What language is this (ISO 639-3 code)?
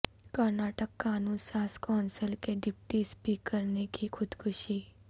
urd